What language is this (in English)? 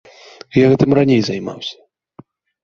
Belarusian